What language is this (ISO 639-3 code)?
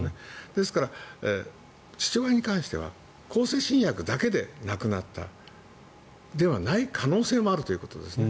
jpn